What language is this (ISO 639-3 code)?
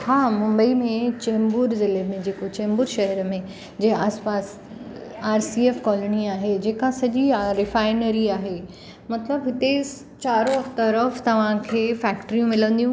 snd